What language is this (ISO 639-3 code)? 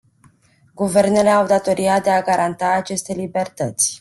ron